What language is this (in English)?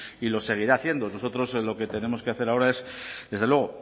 Spanish